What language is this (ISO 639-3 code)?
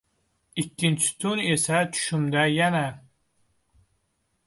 uzb